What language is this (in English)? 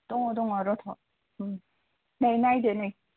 Bodo